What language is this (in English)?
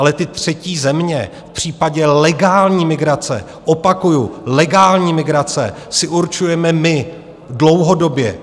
Czech